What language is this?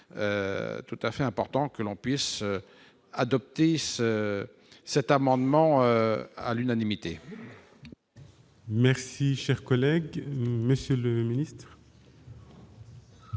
French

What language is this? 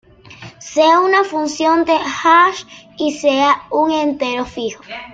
Spanish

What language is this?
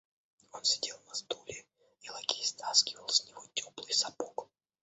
Russian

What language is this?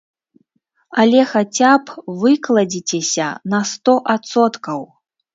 Belarusian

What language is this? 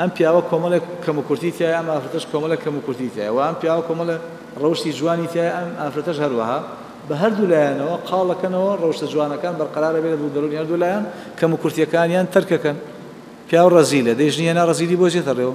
Dutch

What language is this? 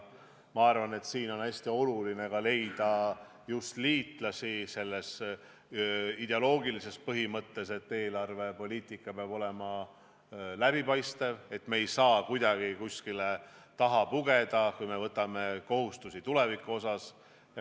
Estonian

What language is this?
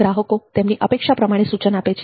Gujarati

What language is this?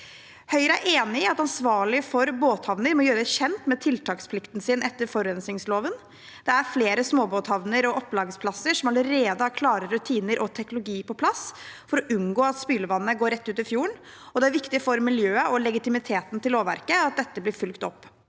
Norwegian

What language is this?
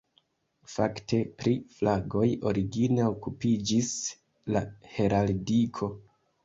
Esperanto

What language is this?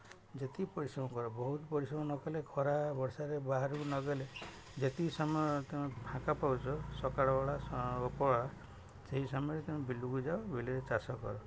Odia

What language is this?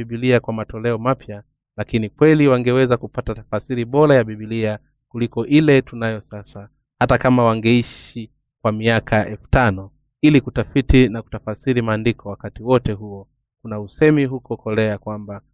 Swahili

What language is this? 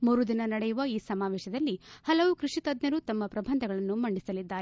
Kannada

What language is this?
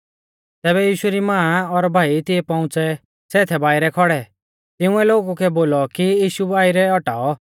Mahasu Pahari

